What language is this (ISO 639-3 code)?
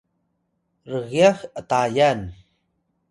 tay